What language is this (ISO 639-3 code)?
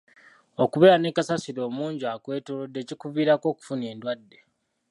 lug